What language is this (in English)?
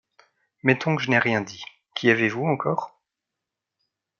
French